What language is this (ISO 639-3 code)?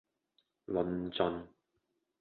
yue